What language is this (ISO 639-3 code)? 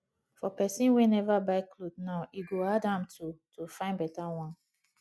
pcm